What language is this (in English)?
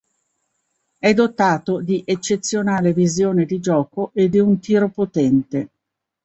Italian